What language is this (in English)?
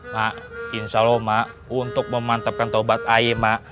Indonesian